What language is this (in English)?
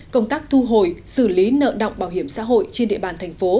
Vietnamese